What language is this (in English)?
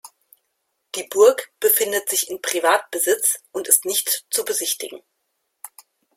German